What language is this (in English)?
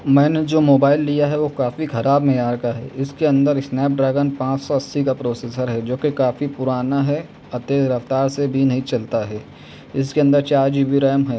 Urdu